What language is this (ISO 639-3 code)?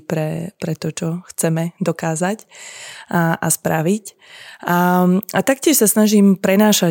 slk